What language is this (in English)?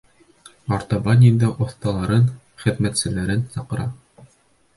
Bashkir